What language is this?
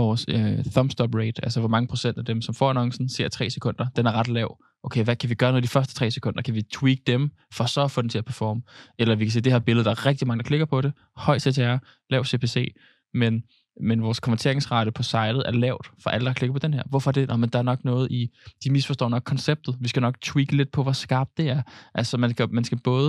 Danish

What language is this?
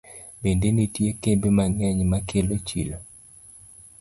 Luo (Kenya and Tanzania)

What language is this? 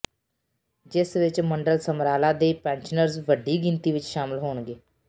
Punjabi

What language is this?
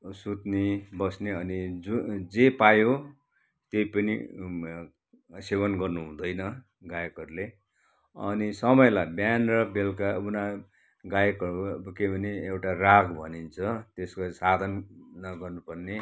Nepali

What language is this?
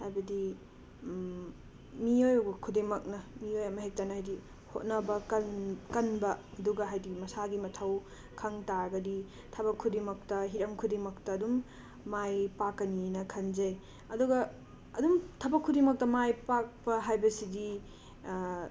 Manipuri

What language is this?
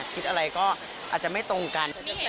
Thai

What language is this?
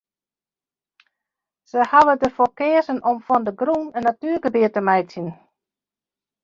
Western Frisian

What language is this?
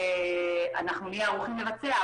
Hebrew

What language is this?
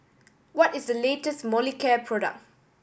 English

